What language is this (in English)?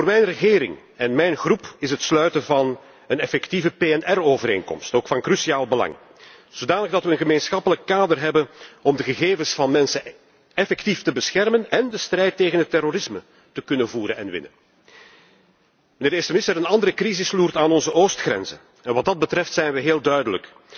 Dutch